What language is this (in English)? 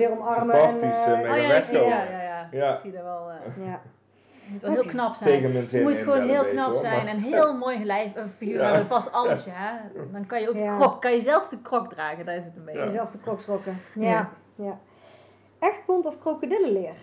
Dutch